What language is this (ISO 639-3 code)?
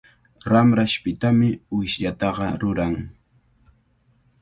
qvl